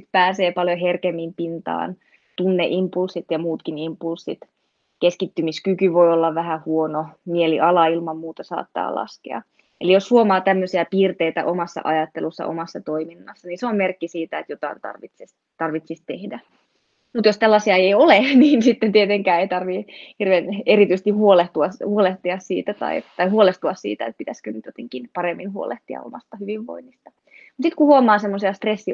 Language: Finnish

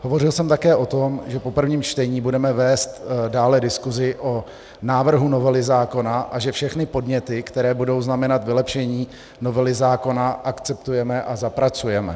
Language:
Czech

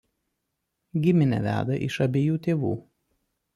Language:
Lithuanian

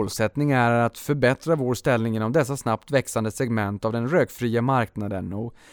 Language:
Swedish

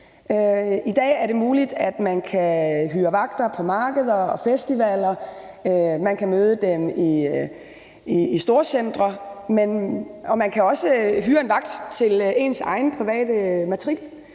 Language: Danish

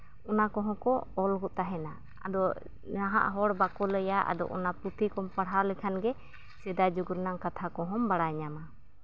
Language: Santali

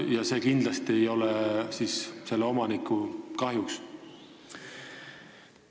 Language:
Estonian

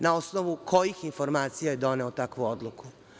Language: Serbian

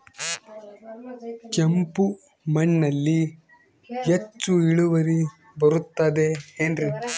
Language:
Kannada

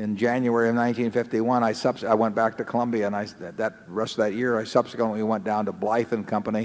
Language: English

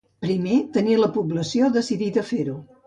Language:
Catalan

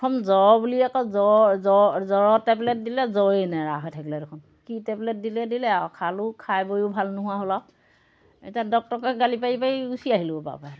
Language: Assamese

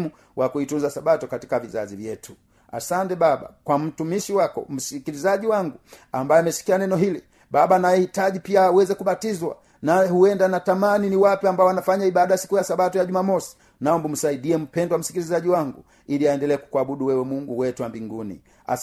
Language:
Swahili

